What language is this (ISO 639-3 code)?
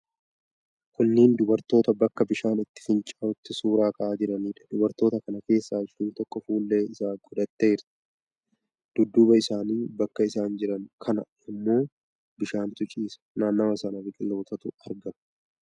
orm